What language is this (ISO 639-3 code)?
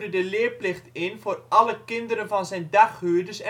nld